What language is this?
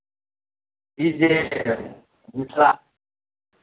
Maithili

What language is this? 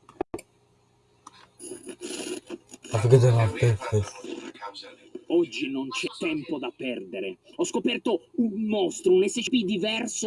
Italian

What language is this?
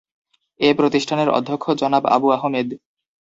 Bangla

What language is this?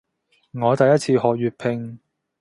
Cantonese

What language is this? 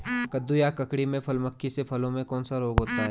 Hindi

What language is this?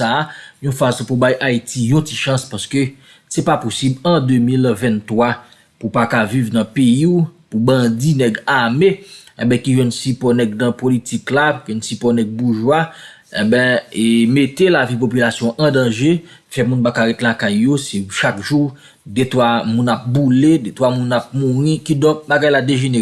French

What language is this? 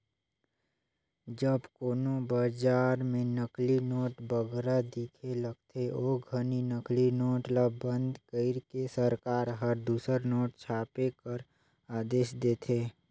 Chhattisgarhi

